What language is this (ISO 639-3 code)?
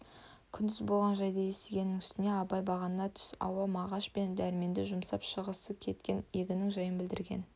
kaz